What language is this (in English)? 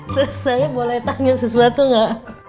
Indonesian